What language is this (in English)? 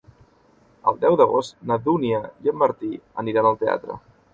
Catalan